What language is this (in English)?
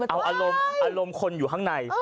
Thai